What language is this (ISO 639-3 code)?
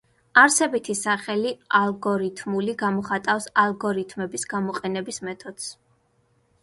kat